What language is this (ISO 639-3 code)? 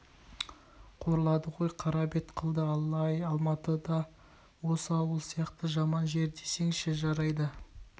kaz